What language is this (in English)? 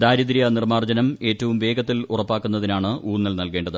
Malayalam